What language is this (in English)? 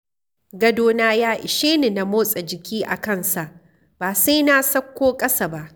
Hausa